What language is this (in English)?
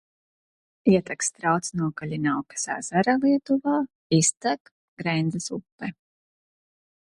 Latvian